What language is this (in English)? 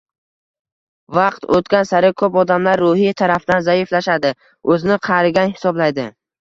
Uzbek